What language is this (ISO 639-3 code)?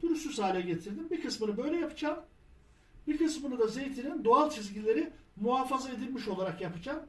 tur